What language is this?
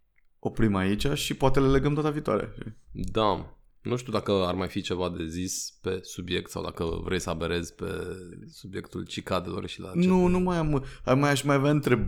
Romanian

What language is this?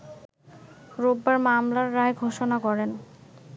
Bangla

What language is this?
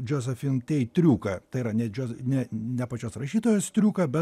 Lithuanian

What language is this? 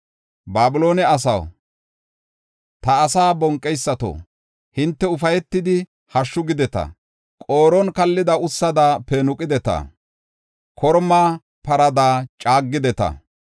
Gofa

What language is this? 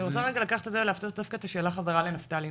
Hebrew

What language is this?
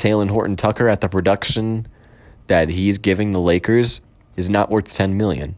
English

